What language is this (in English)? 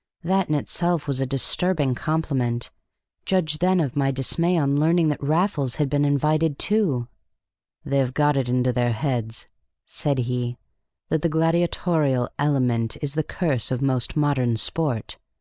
English